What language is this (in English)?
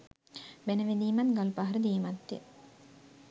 Sinhala